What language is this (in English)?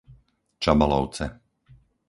Slovak